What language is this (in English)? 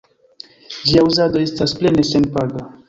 Esperanto